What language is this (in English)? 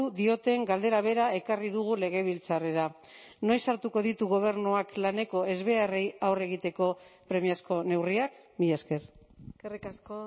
Basque